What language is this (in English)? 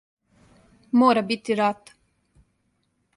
Serbian